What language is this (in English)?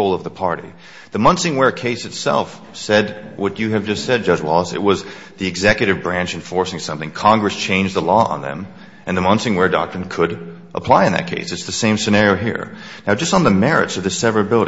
English